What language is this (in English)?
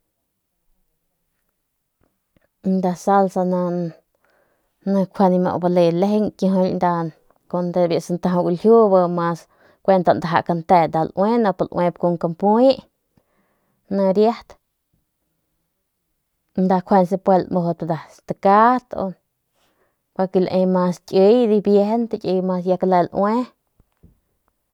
Northern Pame